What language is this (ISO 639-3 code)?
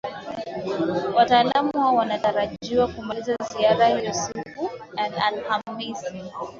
swa